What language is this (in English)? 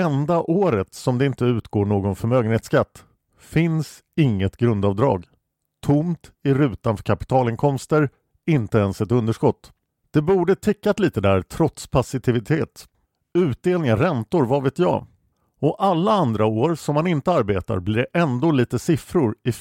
Swedish